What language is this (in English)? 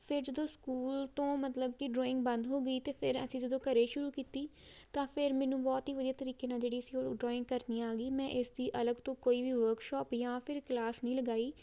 Punjabi